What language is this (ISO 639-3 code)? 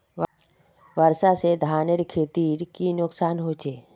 mag